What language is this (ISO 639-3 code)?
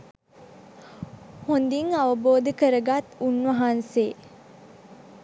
sin